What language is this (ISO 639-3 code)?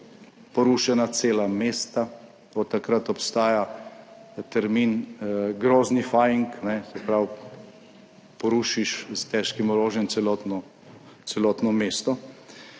slv